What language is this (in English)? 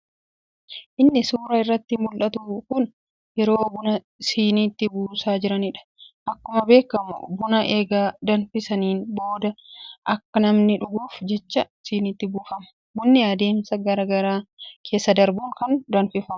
Oromo